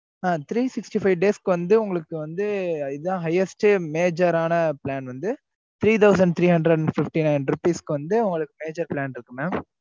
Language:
Tamil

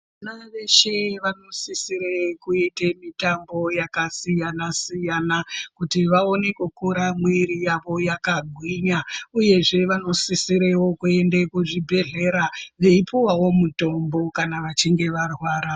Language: Ndau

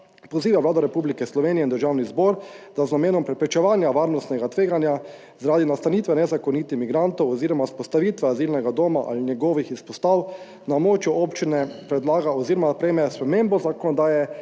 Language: Slovenian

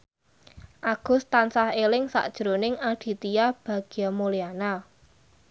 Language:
Javanese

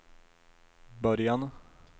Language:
Swedish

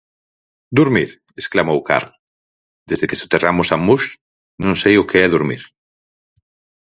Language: Galician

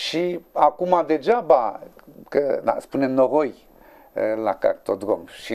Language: Romanian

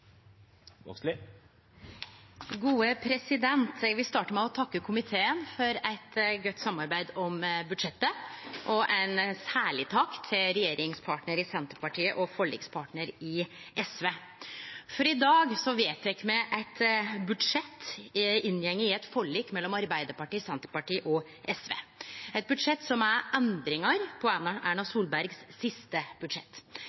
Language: Norwegian Nynorsk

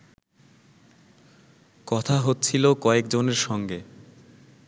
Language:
Bangla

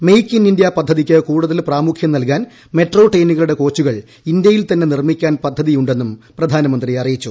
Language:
Malayalam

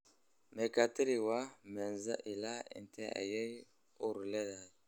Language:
Somali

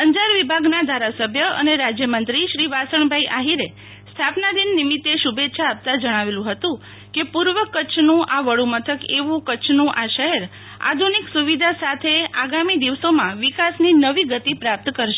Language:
Gujarati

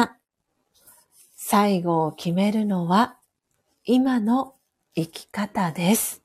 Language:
Japanese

